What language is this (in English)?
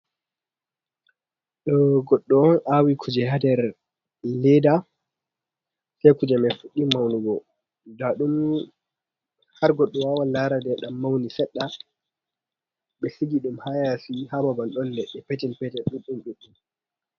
Fula